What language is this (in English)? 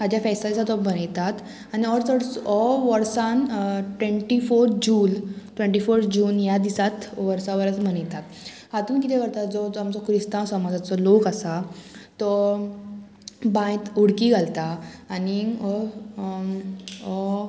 Konkani